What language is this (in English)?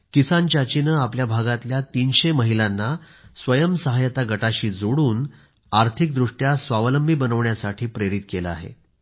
Marathi